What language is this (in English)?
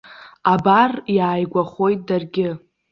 Abkhazian